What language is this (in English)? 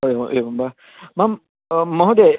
Sanskrit